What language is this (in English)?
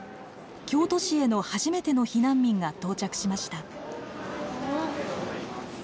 Japanese